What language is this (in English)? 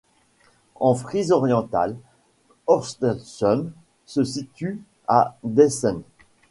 French